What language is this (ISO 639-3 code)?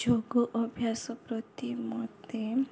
ori